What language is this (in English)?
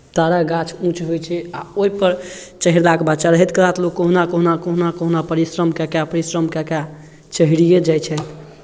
Maithili